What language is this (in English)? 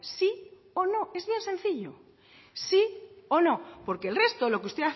Spanish